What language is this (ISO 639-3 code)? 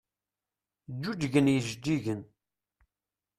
kab